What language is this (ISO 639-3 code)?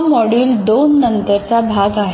mar